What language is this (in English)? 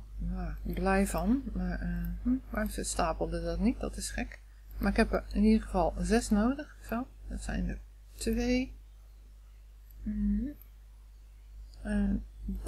Dutch